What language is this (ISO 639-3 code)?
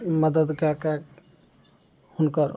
mai